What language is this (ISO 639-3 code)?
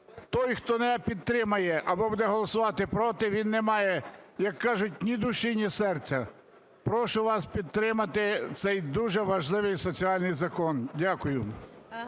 ukr